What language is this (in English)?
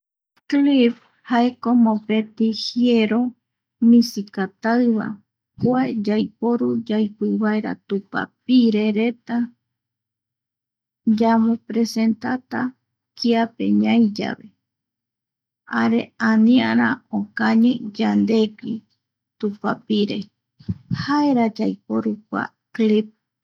Eastern Bolivian Guaraní